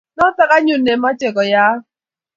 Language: Kalenjin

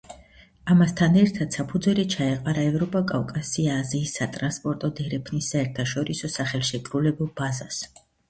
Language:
Georgian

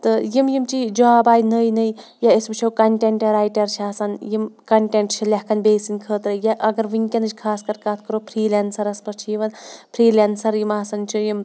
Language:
Kashmiri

